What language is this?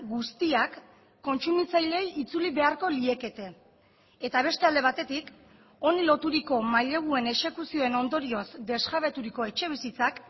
Basque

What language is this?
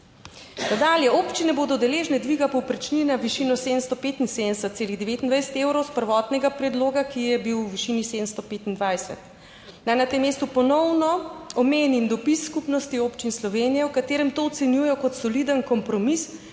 Slovenian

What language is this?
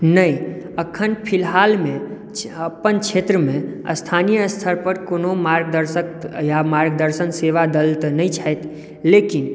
Maithili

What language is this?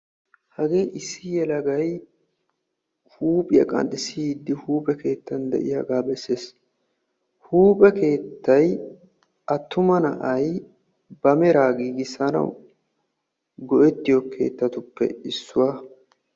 Wolaytta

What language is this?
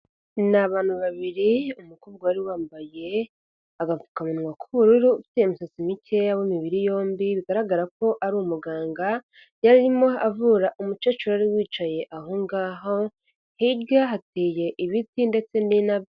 Kinyarwanda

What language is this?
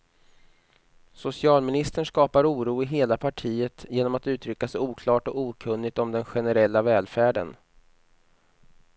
Swedish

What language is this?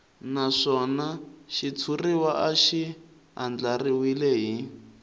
Tsonga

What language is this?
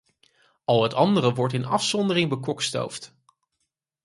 Dutch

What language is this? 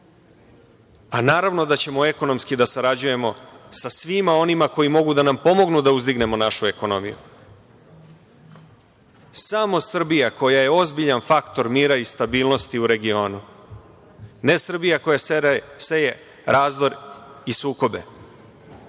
Serbian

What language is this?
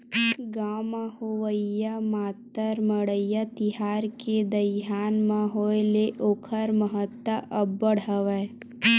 Chhattisgarhi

